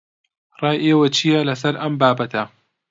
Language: Central Kurdish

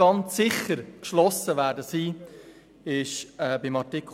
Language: Swiss German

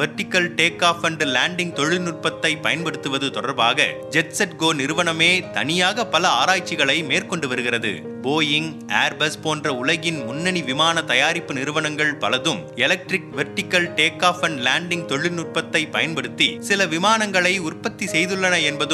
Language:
Tamil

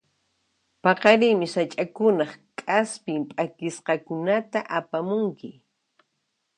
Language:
Puno Quechua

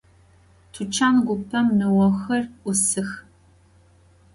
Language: Adyghe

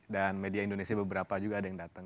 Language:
Indonesian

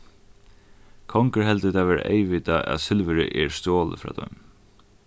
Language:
Faroese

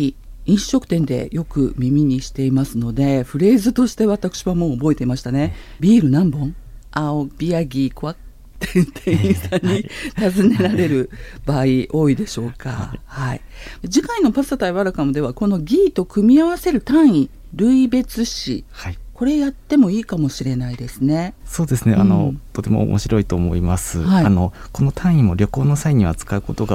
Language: Japanese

